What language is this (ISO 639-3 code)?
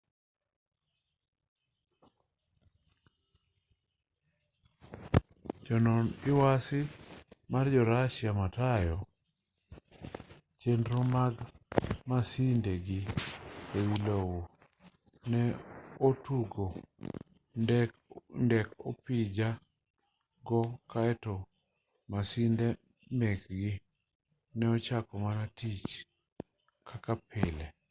luo